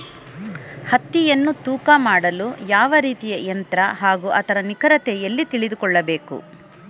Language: Kannada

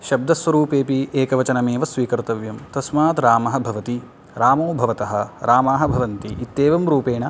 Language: Sanskrit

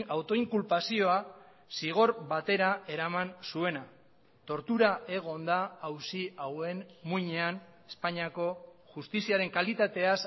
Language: Basque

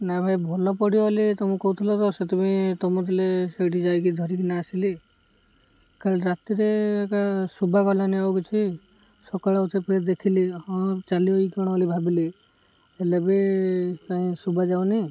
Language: Odia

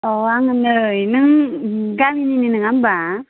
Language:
Bodo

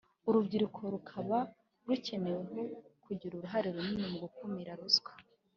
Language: Kinyarwanda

